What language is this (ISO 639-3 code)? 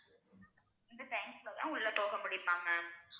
tam